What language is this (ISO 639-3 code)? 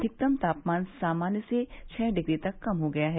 hin